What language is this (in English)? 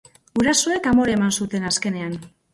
Basque